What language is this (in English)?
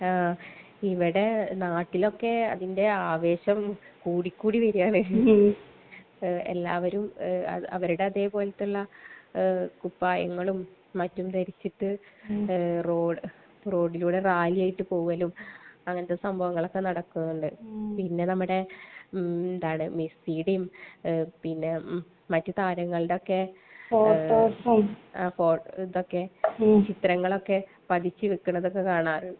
Malayalam